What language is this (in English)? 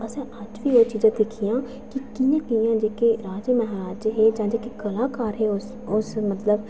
Dogri